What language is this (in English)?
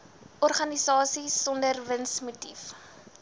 Afrikaans